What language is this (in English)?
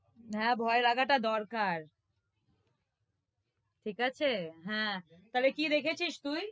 Bangla